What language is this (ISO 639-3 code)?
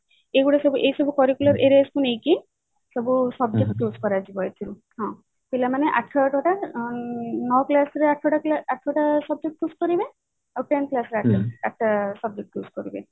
ori